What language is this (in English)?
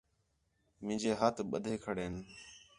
Khetrani